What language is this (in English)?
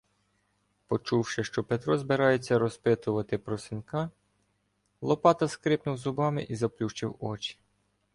Ukrainian